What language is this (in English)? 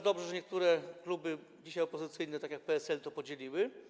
Polish